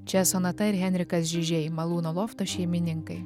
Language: Lithuanian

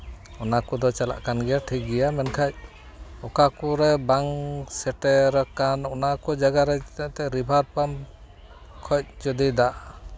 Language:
Santali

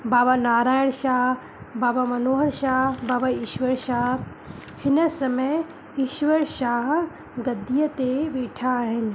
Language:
Sindhi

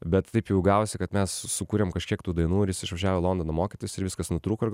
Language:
Lithuanian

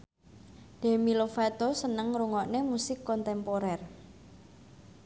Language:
Javanese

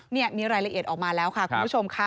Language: Thai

